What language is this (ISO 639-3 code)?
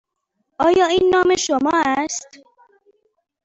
fas